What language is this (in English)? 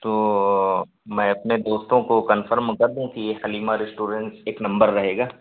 Urdu